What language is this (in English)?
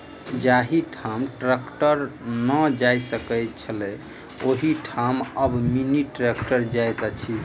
Maithili